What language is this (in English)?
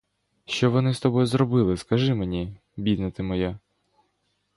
Ukrainian